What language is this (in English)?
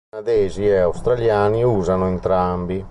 Italian